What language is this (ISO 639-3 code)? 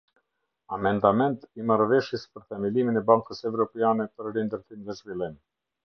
sqi